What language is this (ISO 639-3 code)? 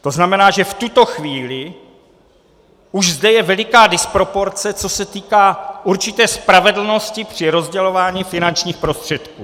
ces